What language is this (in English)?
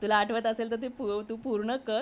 Marathi